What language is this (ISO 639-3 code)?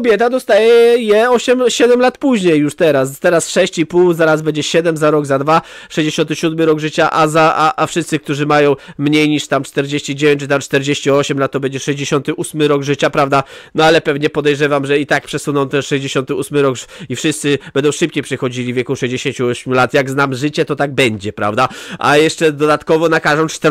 pol